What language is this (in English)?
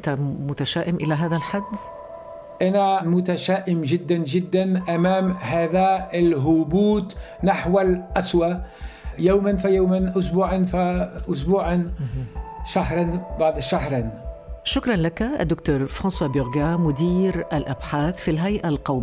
Arabic